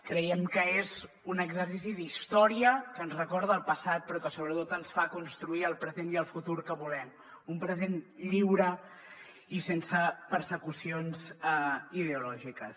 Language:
Catalan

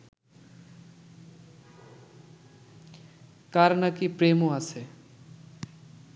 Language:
Bangla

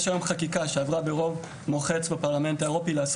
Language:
Hebrew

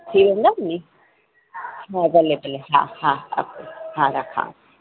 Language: Sindhi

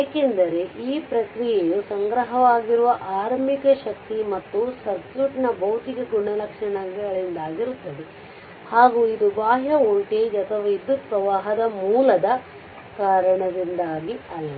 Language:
Kannada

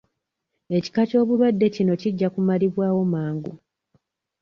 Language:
Ganda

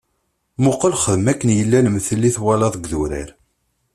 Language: Kabyle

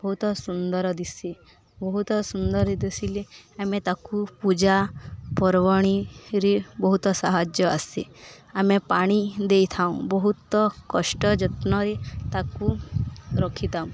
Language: Odia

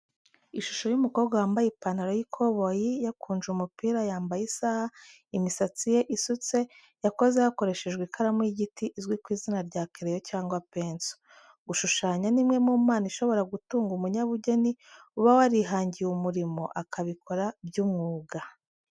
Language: Kinyarwanda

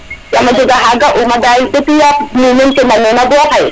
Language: Serer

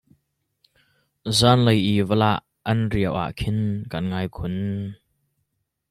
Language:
Hakha Chin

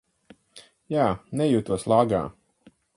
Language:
Latvian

